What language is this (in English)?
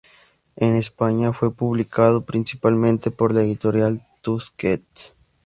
Spanish